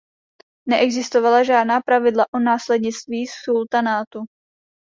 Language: Czech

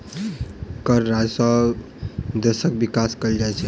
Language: Maithili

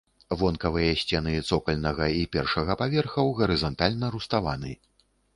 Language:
Belarusian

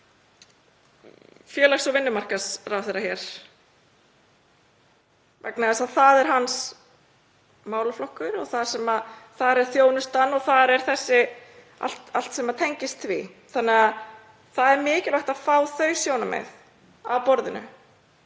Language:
Icelandic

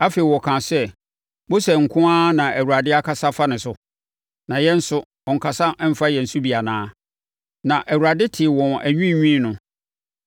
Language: Akan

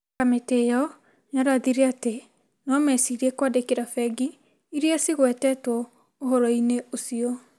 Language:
Kikuyu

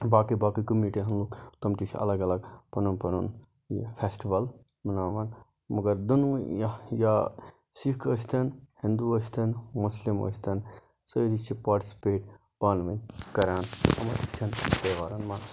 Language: Kashmiri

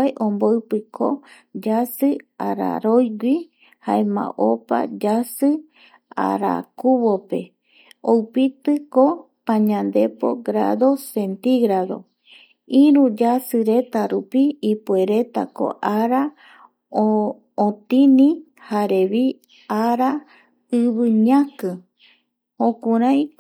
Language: Eastern Bolivian Guaraní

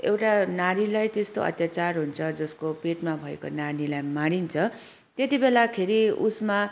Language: Nepali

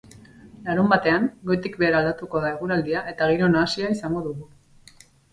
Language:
Basque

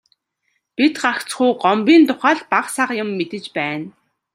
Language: Mongolian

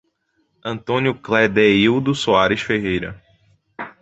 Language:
Portuguese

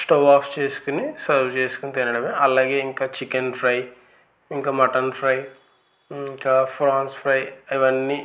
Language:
Telugu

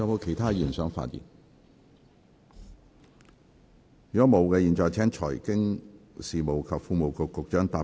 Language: Cantonese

